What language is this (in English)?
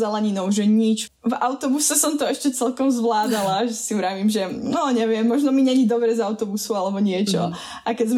Slovak